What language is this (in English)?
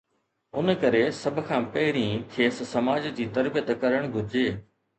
Sindhi